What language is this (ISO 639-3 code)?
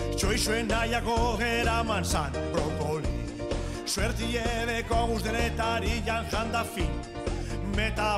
ell